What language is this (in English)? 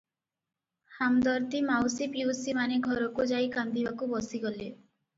Odia